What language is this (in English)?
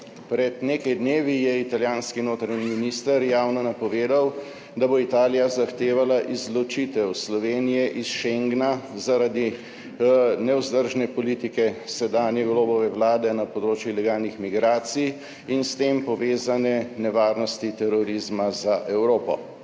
Slovenian